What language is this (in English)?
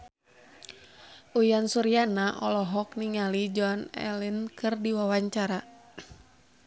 Sundanese